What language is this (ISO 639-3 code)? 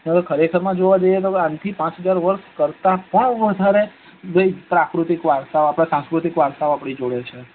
guj